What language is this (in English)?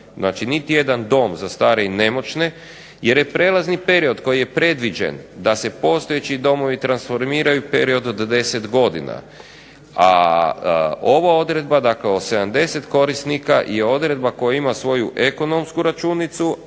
Croatian